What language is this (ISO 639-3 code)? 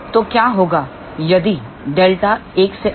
hin